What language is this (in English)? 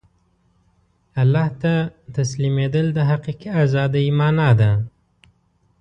Pashto